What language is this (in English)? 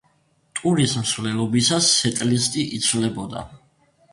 Georgian